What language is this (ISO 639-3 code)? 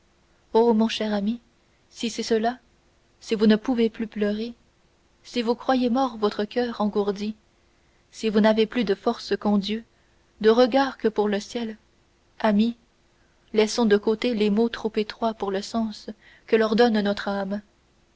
fra